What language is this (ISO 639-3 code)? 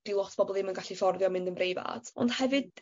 cym